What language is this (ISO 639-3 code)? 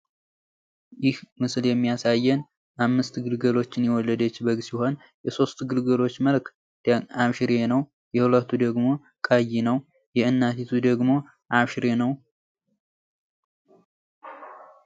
amh